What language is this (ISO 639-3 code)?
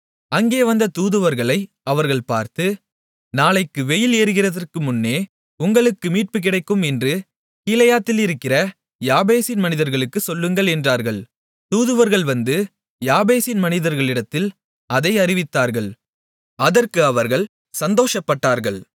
tam